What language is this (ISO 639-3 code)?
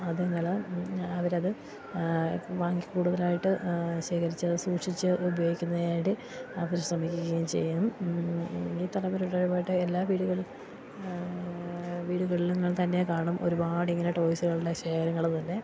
mal